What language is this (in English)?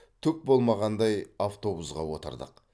Kazakh